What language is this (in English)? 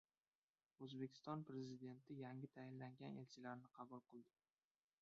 Uzbek